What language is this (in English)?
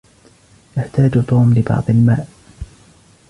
Arabic